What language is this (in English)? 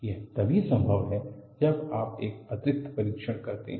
Hindi